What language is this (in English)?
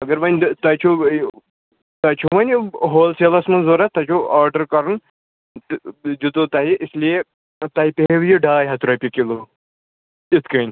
Kashmiri